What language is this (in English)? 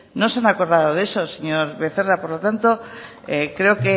Spanish